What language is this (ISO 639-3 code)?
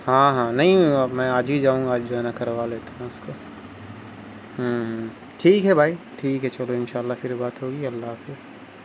urd